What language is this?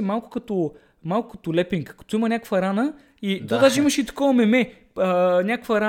Bulgarian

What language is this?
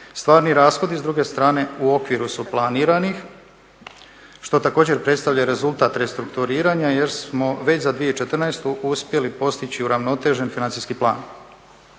Croatian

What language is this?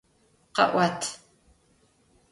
Adyghe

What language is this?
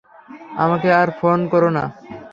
Bangla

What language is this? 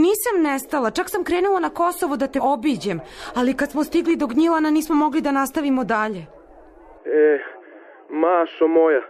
Croatian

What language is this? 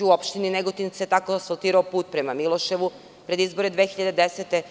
Serbian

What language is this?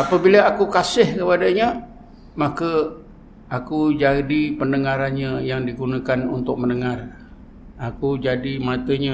Malay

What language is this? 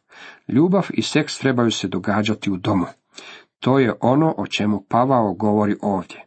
Croatian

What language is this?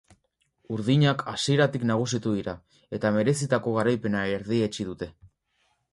Basque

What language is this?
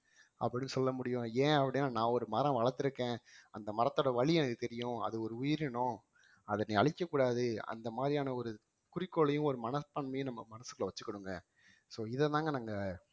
Tamil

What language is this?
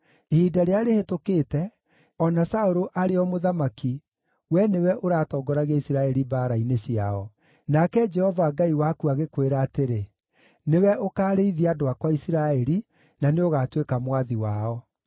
Kikuyu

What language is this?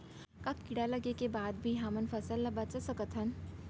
Chhattisgarhi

